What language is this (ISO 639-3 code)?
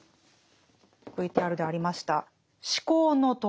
jpn